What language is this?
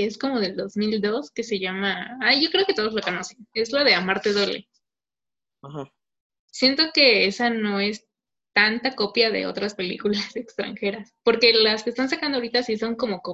Spanish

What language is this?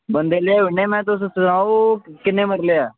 Dogri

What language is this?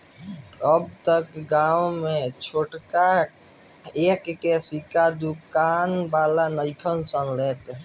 Bhojpuri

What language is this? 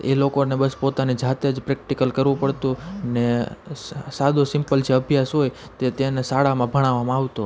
Gujarati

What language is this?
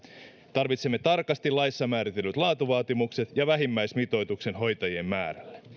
Finnish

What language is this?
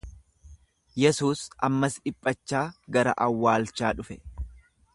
Oromo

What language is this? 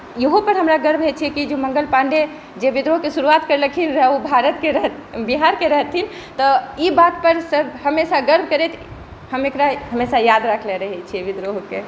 Maithili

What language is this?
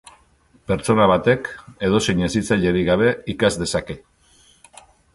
Basque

